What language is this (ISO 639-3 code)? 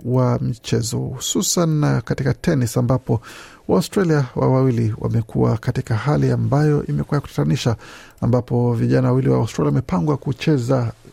swa